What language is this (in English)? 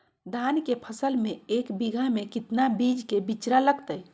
Magahi